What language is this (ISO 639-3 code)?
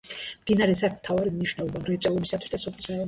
kat